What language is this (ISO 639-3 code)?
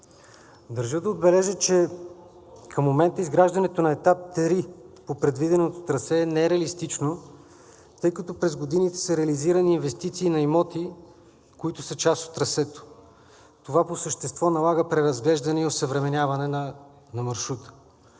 bul